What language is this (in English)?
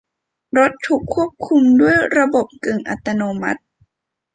Thai